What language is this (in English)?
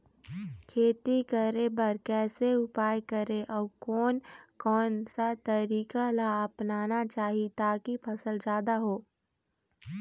Chhattisgarhi